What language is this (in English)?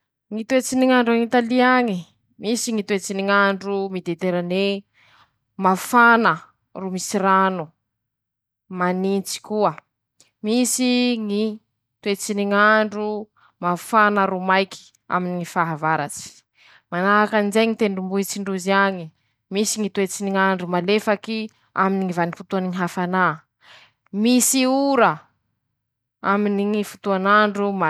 Masikoro Malagasy